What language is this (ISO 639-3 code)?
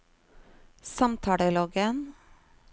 nor